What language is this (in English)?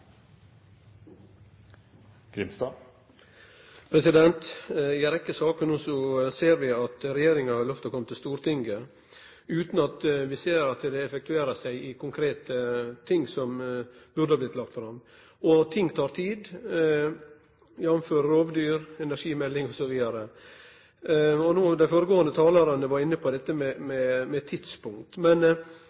Norwegian